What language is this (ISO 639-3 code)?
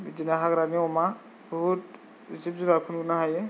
brx